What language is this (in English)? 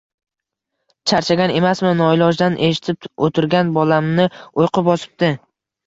Uzbek